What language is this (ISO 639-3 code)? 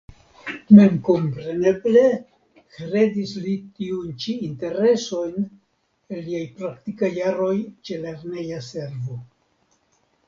epo